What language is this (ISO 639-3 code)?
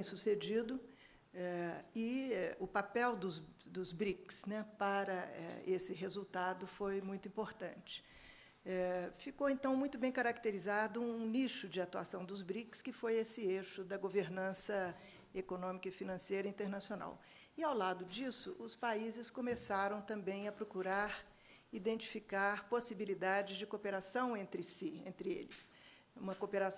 por